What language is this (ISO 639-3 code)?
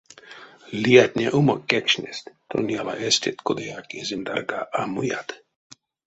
myv